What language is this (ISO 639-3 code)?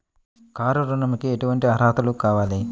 tel